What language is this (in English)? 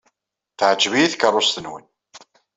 Kabyle